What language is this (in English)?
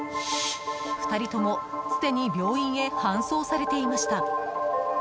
Japanese